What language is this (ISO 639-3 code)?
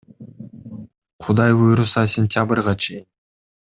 kir